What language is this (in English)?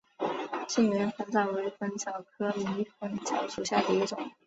Chinese